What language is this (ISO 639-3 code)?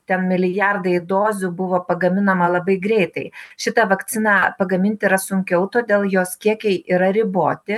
lit